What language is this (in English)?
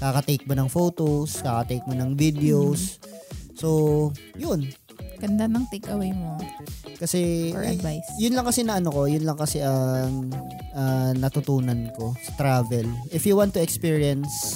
Filipino